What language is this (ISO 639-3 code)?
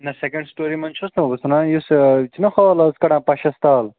kas